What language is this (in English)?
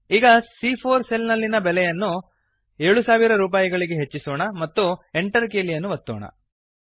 Kannada